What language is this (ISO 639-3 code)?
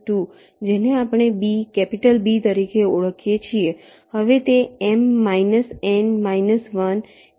guj